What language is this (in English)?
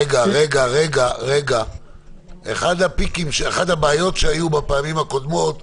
Hebrew